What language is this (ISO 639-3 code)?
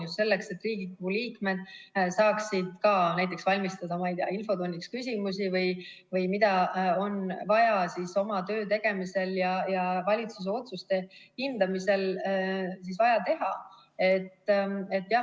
est